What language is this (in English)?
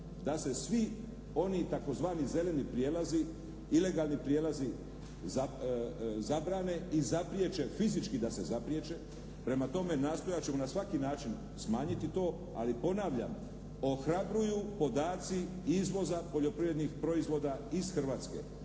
Croatian